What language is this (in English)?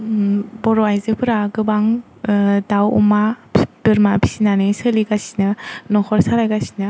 Bodo